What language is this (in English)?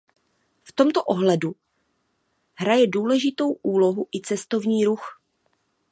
Czech